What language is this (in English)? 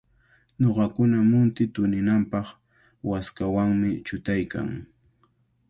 Cajatambo North Lima Quechua